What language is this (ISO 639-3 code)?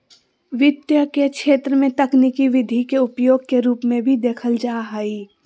mag